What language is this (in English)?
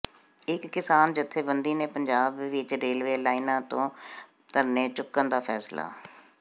Punjabi